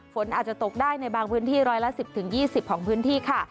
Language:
Thai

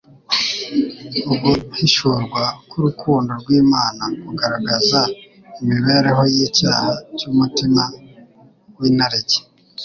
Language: Kinyarwanda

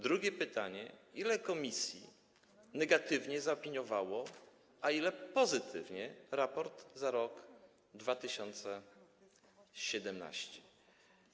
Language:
Polish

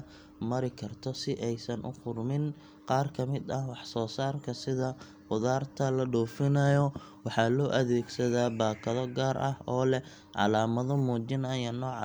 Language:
Somali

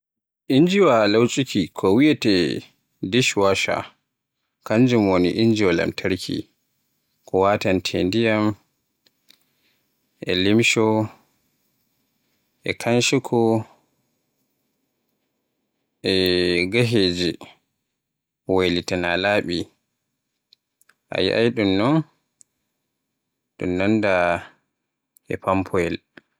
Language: Borgu Fulfulde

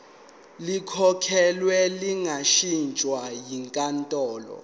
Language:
Zulu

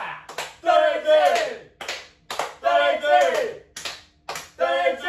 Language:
Japanese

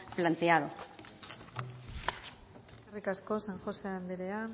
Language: Basque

